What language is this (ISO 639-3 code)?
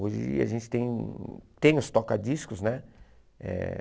por